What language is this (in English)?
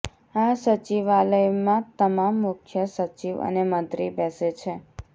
Gujarati